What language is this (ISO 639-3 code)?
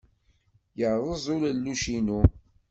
kab